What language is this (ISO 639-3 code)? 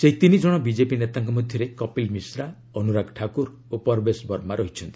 ori